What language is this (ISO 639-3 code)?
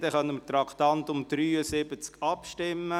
gsw